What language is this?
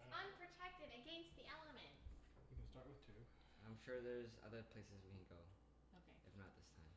English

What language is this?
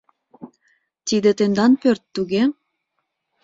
Mari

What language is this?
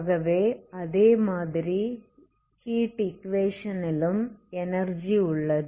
Tamil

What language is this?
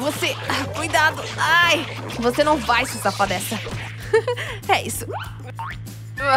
Portuguese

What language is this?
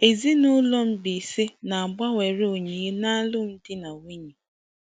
Igbo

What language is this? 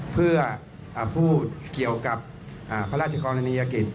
Thai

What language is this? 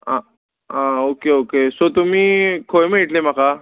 Konkani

